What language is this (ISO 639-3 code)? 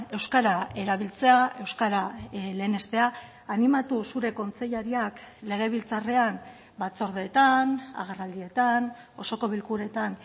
eus